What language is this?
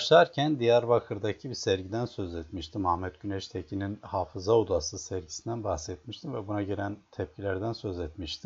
Turkish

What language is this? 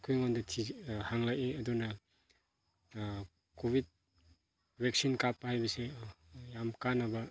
Manipuri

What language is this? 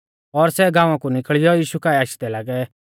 Mahasu Pahari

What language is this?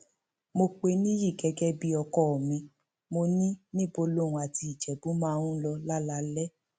Yoruba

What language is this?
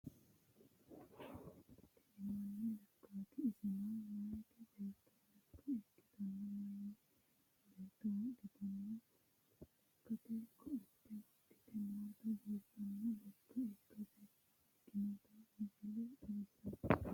Sidamo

